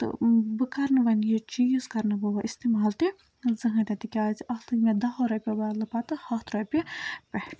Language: Kashmiri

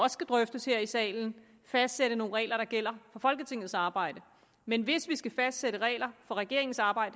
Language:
Danish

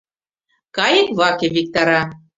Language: Mari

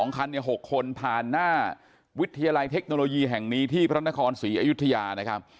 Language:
Thai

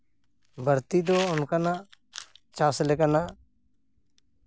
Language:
Santali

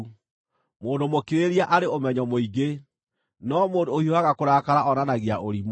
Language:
Kikuyu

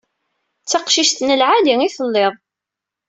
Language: Kabyle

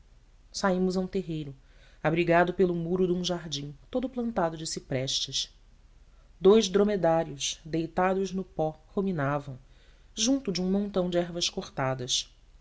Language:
Portuguese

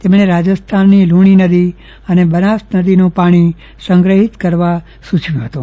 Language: Gujarati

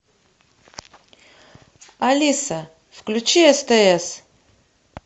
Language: Russian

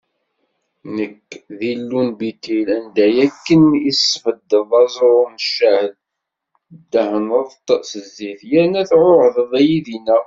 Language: Kabyle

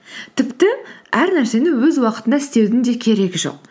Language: Kazakh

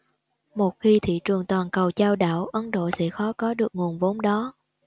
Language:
Vietnamese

